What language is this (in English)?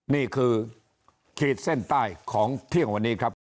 Thai